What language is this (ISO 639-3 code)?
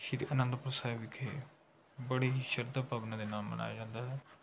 pan